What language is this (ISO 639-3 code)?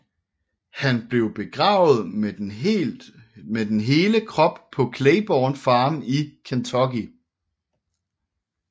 dan